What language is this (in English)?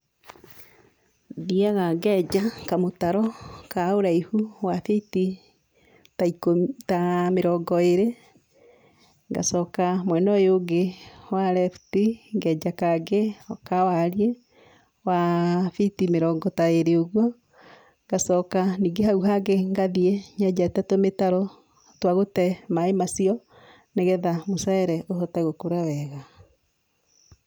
Kikuyu